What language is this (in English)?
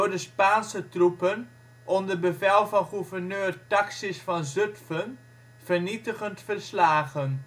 Dutch